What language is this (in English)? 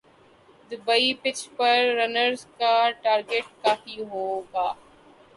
Urdu